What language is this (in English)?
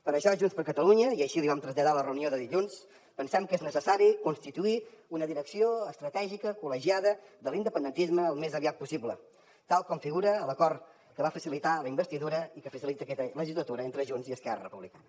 Catalan